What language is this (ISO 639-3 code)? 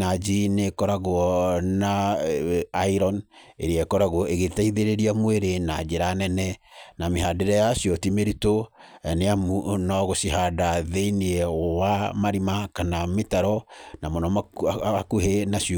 kik